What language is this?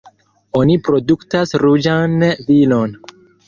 Esperanto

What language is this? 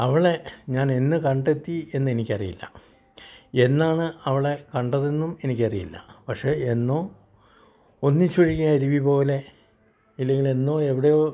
Malayalam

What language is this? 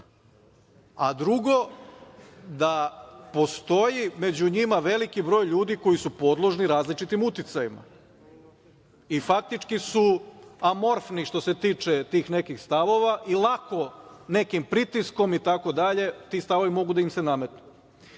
Serbian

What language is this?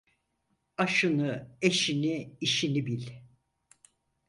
Turkish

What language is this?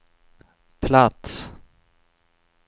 Swedish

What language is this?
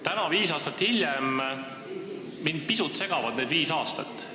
Estonian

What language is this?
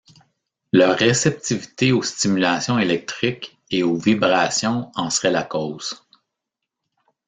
French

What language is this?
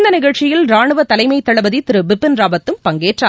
Tamil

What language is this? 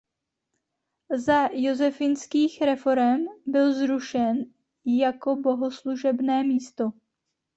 Czech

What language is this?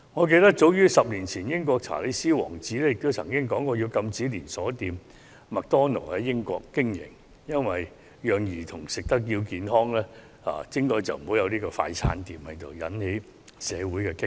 Cantonese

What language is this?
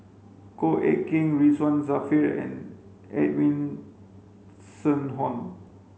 English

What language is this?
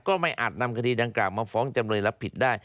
Thai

